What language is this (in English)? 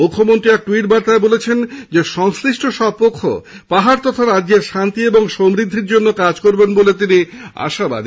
Bangla